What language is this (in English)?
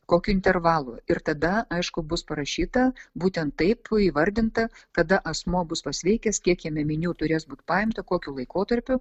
Lithuanian